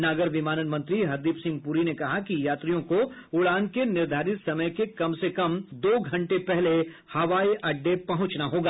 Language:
Hindi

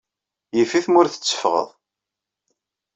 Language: Kabyle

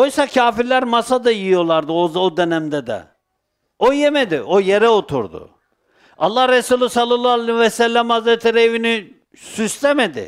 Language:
Turkish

